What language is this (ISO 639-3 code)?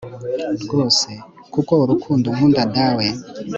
kin